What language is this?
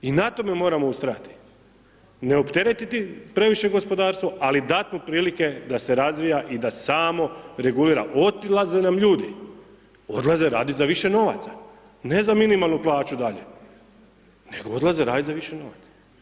Croatian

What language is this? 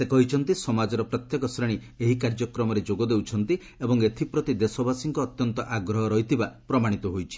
Odia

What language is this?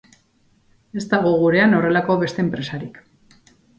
Basque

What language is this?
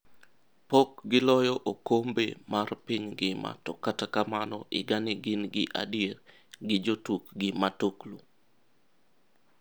Luo (Kenya and Tanzania)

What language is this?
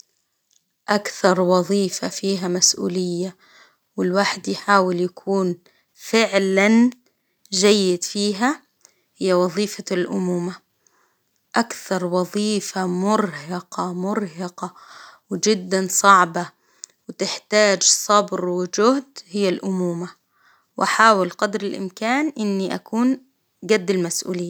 Hijazi Arabic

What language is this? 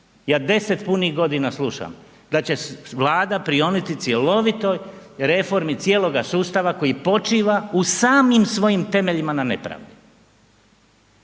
Croatian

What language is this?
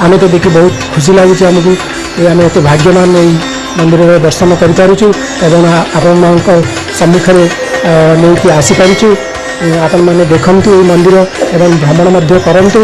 Odia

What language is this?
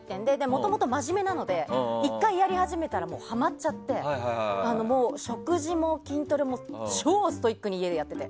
Japanese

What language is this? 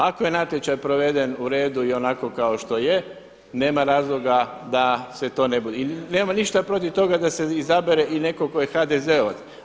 Croatian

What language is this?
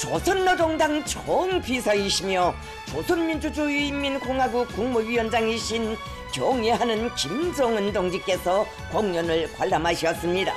Korean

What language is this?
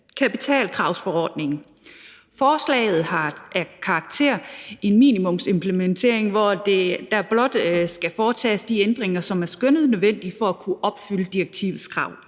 Danish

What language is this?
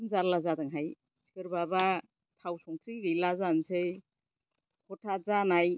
Bodo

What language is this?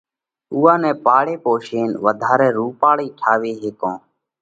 Parkari Koli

